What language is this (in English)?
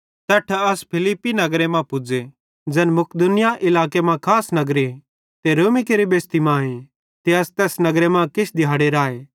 Bhadrawahi